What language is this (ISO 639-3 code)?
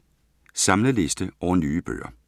dan